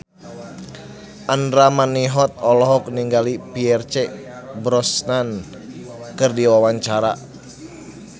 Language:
Sundanese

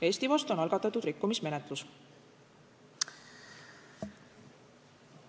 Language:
Estonian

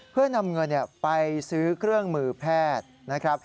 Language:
Thai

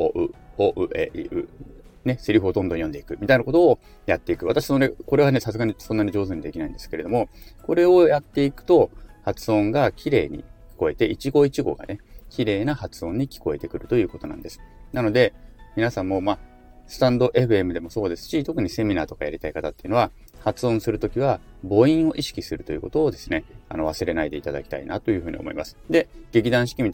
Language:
Japanese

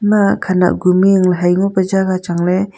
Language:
Wancho Naga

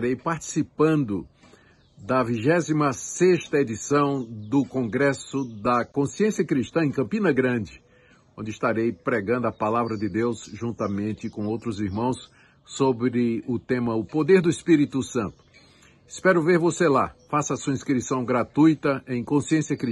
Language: Portuguese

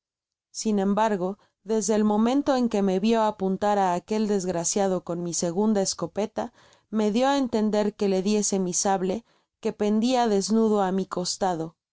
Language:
Spanish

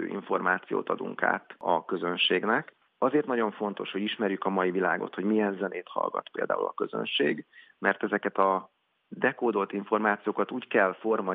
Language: Hungarian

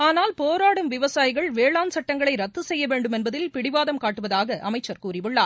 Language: Tamil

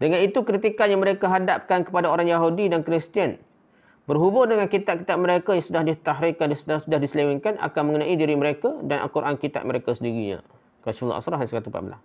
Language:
Malay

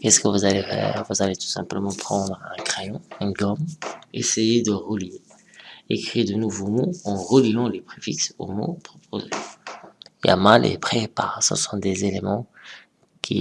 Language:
French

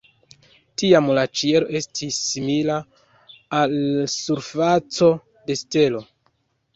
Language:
Esperanto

